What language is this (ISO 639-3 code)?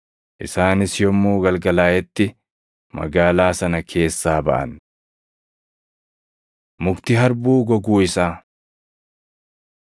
orm